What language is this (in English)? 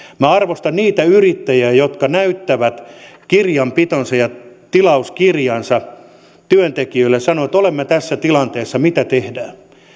Finnish